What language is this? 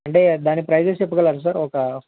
Telugu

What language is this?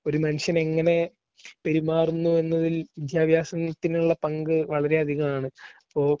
Malayalam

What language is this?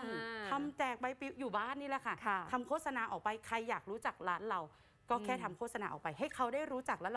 Thai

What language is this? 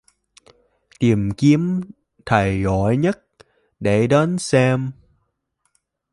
Vietnamese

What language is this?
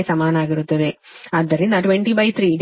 Kannada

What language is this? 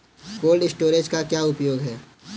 Hindi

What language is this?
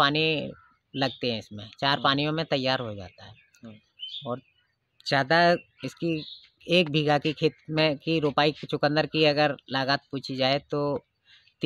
Hindi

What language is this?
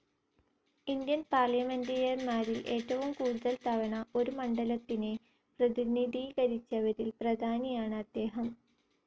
Malayalam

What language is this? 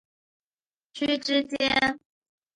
Chinese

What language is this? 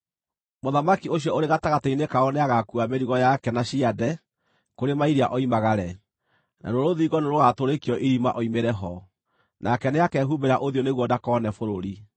Kikuyu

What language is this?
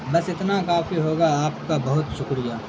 Urdu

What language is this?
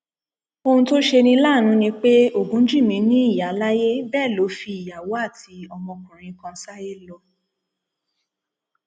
Yoruba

